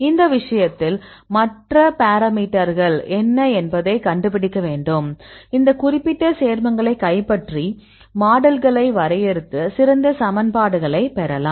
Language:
Tamil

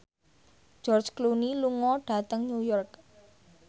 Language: Javanese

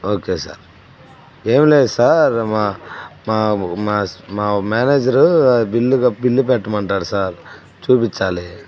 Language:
Telugu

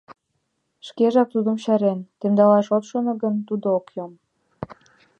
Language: Mari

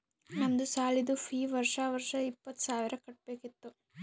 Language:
Kannada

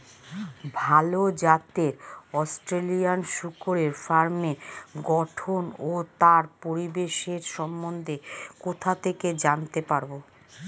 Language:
Bangla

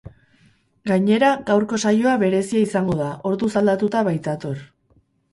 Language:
Basque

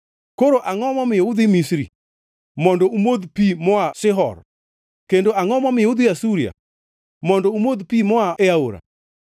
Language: Luo (Kenya and Tanzania)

